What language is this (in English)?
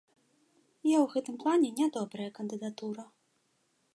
Belarusian